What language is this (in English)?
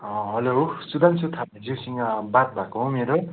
Nepali